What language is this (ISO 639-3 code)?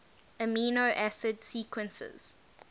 eng